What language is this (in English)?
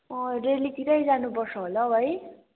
Nepali